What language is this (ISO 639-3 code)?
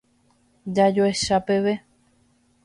grn